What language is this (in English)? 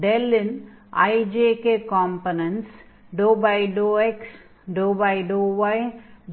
Tamil